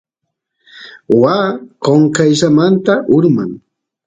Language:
Santiago del Estero Quichua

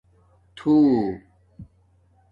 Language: Domaaki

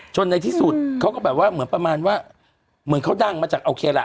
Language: Thai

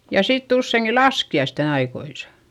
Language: Finnish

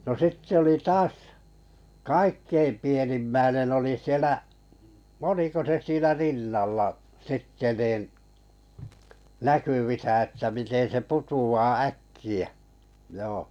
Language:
Finnish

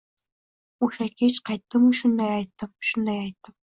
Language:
Uzbek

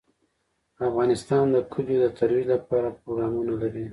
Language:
Pashto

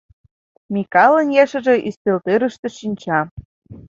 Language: Mari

